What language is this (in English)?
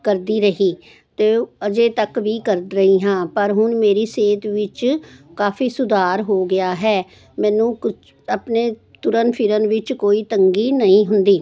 Punjabi